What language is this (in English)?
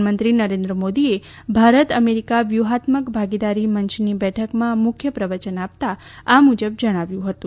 Gujarati